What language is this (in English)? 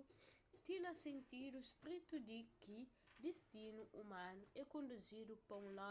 Kabuverdianu